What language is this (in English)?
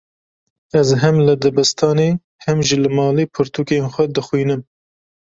Kurdish